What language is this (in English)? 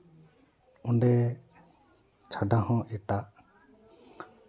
Santali